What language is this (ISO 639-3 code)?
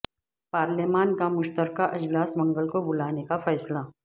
urd